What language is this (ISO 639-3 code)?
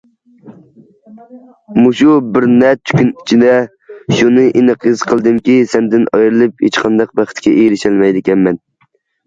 uig